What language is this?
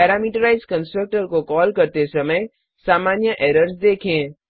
Hindi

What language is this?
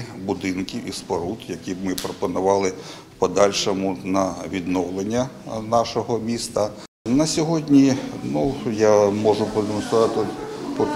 Ukrainian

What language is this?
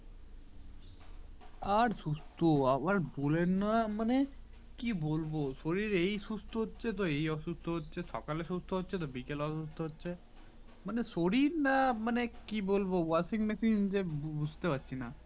Bangla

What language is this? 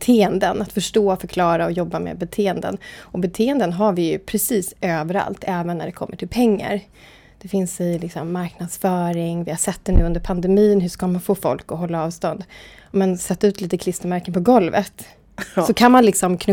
Swedish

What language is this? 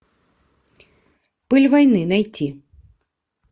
Russian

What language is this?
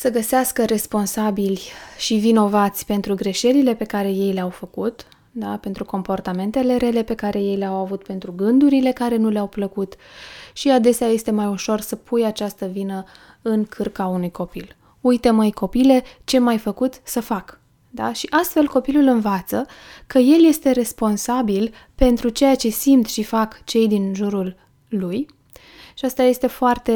Romanian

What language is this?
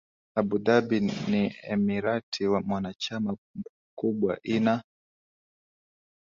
Swahili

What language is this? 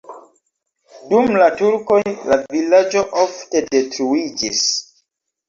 Esperanto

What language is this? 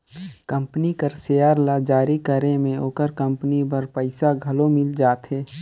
Chhattisgarhi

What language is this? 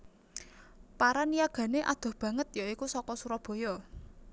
Javanese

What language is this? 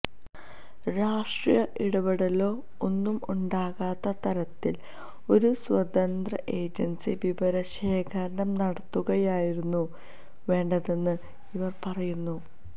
Malayalam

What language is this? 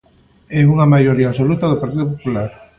Galician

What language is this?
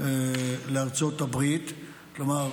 Hebrew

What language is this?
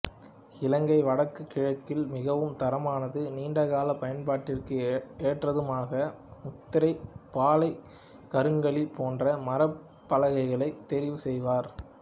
Tamil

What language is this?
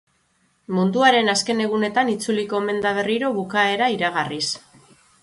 Basque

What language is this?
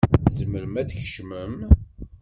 Kabyle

